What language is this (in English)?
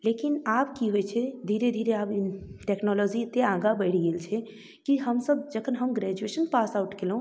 Maithili